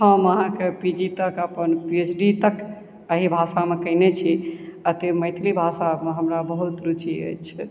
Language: Maithili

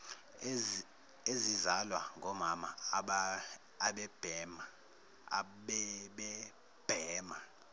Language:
Zulu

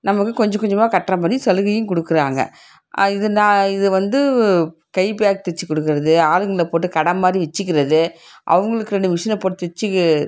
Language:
Tamil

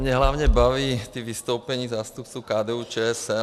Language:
Czech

